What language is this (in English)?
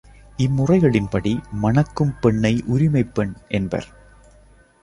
Tamil